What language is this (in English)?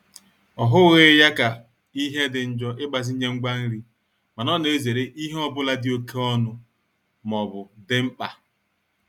Igbo